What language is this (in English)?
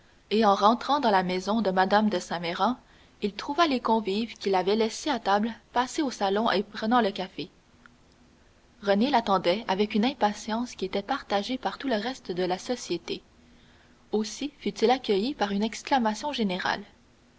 French